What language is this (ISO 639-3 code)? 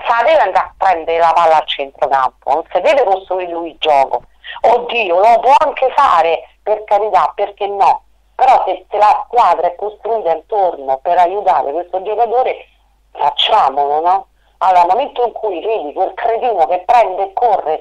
ita